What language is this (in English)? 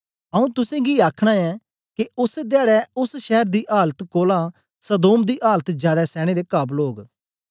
Dogri